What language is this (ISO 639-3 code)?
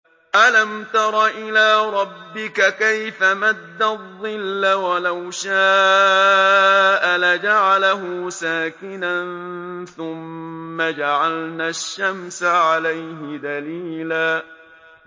ara